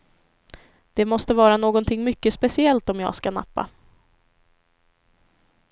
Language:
Swedish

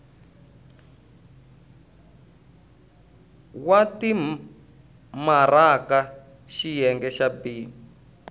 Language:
Tsonga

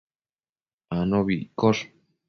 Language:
Matsés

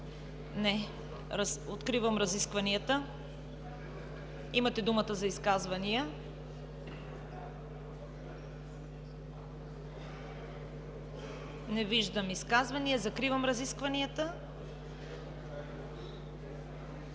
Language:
Bulgarian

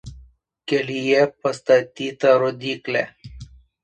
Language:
Lithuanian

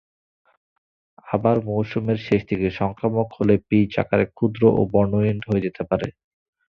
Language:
Bangla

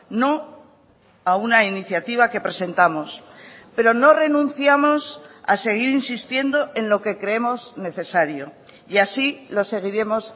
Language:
Spanish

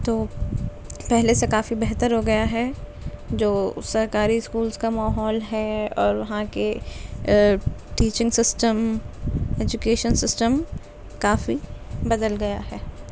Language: Urdu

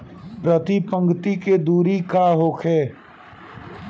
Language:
Bhojpuri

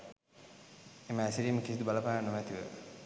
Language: Sinhala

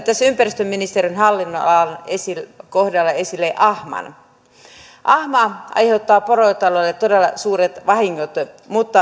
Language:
Finnish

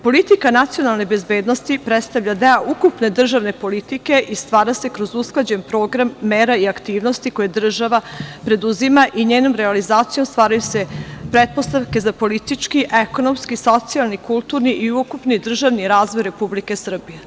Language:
Serbian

